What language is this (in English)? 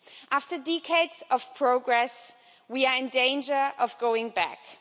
English